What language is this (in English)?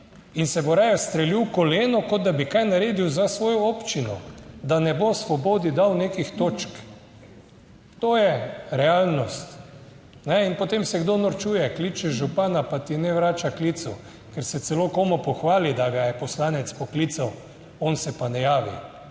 Slovenian